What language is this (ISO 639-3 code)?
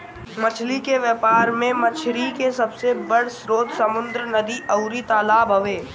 bho